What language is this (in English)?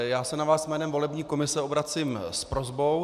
Czech